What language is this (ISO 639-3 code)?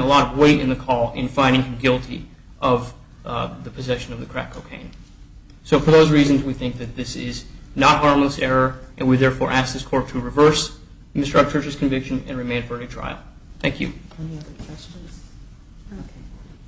eng